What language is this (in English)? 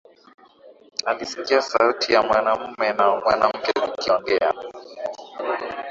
Swahili